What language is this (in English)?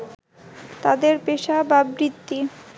Bangla